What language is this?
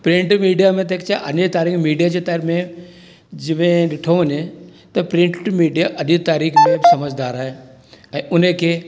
Sindhi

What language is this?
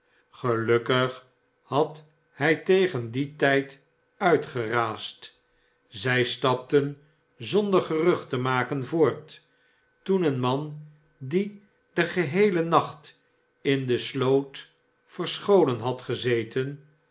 Dutch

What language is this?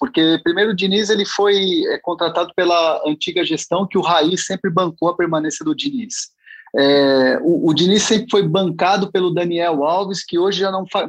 Portuguese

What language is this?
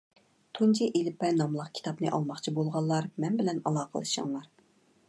Uyghur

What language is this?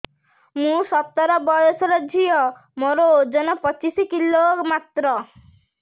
Odia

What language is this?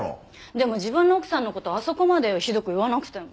Japanese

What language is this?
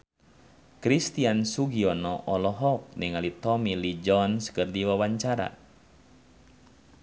Sundanese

